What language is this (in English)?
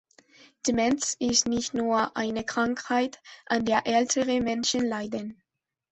German